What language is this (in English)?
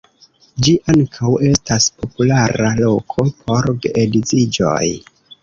Esperanto